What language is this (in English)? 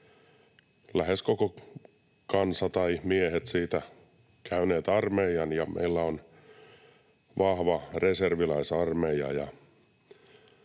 Finnish